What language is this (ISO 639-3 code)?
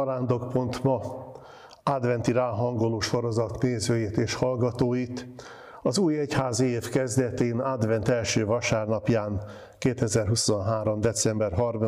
hun